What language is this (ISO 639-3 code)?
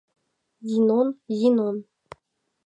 chm